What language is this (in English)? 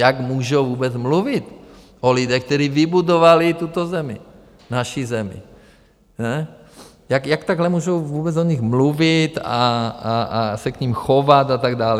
Czech